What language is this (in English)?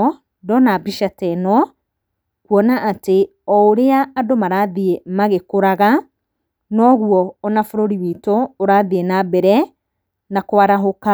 Kikuyu